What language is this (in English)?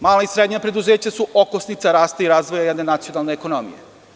Serbian